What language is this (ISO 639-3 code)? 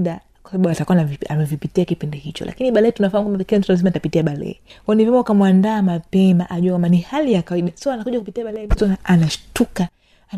swa